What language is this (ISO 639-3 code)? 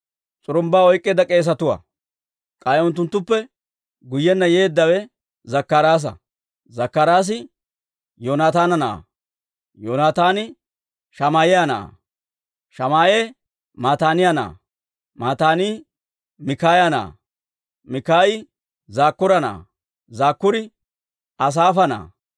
dwr